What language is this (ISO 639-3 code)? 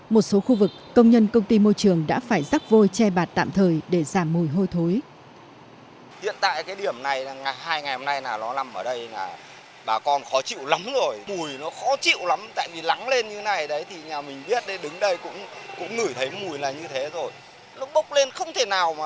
vie